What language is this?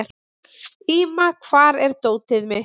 Icelandic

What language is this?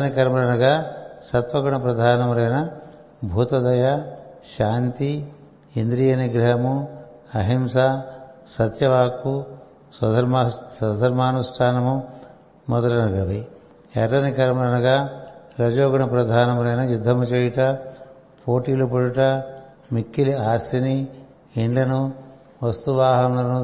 Telugu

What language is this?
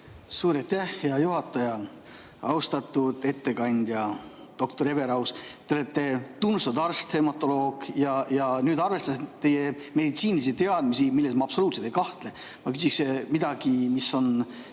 Estonian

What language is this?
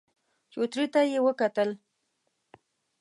Pashto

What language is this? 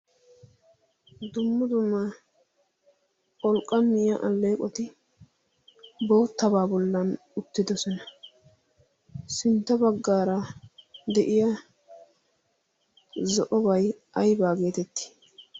Wolaytta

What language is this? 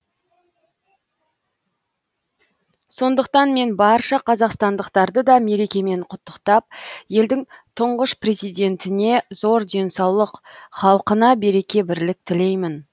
Kazakh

